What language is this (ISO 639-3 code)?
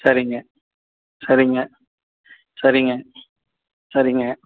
tam